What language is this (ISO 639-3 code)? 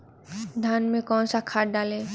hin